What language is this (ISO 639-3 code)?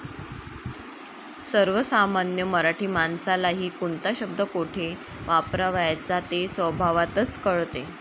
mar